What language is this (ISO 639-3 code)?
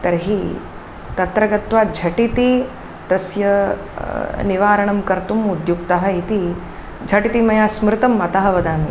san